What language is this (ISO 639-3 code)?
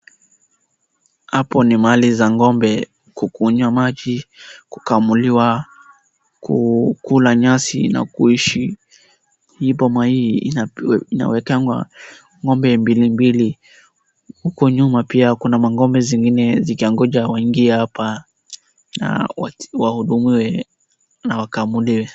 swa